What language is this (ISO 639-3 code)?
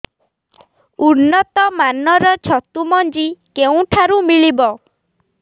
ori